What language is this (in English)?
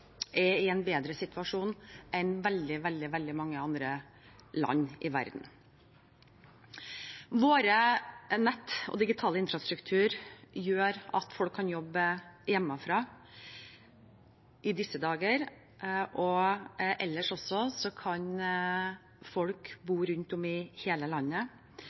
Norwegian Bokmål